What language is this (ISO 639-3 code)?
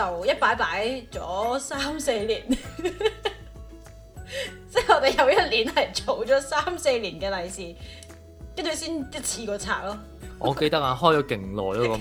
zho